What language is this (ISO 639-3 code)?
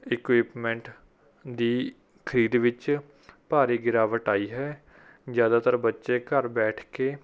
pan